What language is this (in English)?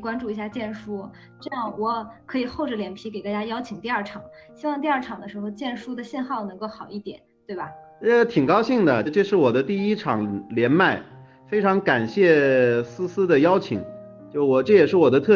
Chinese